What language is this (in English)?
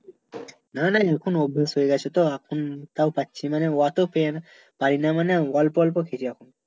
Bangla